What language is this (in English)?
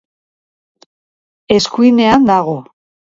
Basque